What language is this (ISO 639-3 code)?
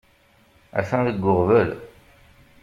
kab